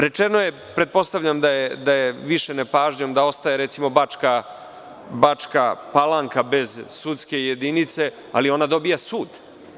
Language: Serbian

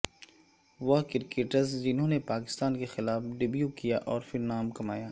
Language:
Urdu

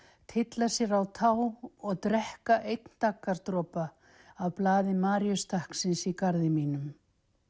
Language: Icelandic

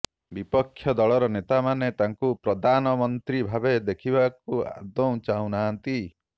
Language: Odia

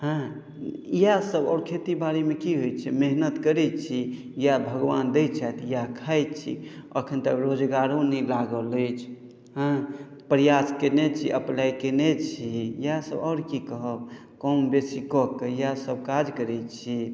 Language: Maithili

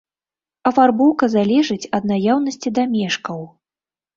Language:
Belarusian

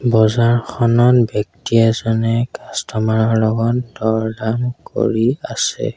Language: Assamese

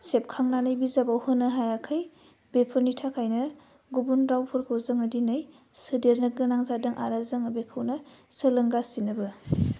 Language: Bodo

